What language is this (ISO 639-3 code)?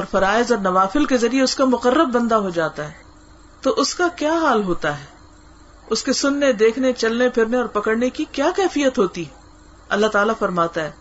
urd